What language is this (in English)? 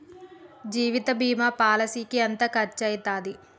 Telugu